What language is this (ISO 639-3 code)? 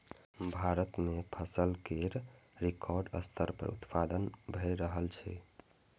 mai